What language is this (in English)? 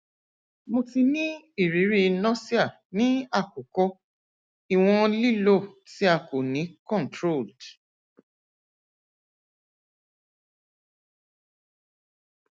Yoruba